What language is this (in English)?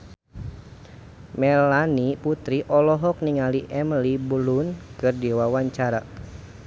Sundanese